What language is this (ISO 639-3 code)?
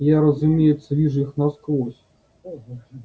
rus